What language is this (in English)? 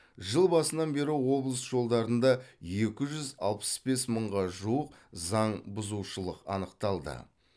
Kazakh